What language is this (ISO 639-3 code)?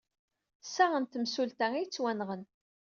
kab